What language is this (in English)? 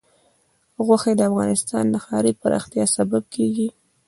Pashto